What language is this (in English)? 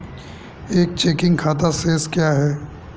Hindi